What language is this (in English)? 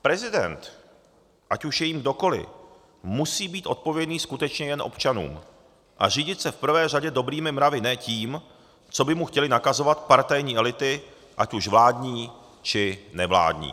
Czech